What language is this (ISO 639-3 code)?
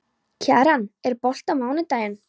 isl